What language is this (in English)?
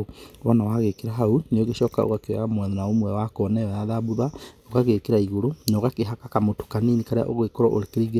Kikuyu